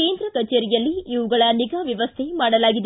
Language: Kannada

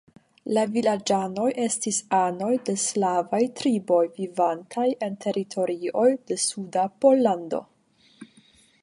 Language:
Esperanto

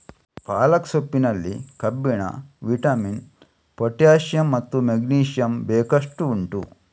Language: Kannada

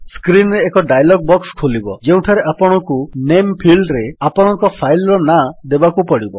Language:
Odia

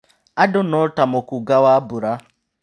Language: Kikuyu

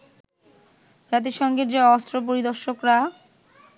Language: Bangla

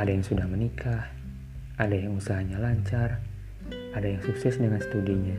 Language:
Indonesian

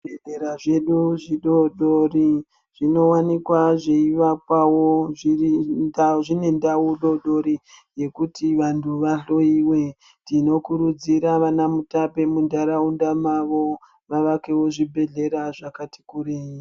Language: Ndau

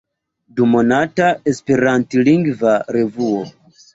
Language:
Esperanto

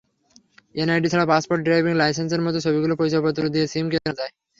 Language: Bangla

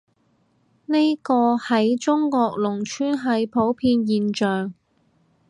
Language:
Cantonese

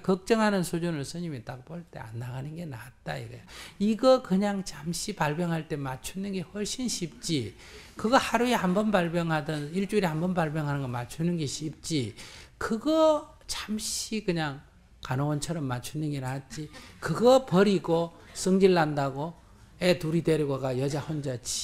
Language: Korean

